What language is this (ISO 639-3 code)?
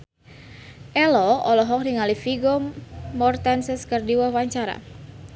sun